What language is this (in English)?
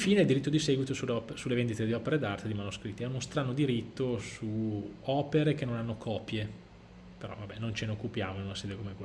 Italian